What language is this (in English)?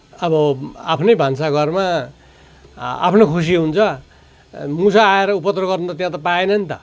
Nepali